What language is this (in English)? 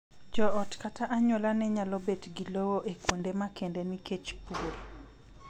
Luo (Kenya and Tanzania)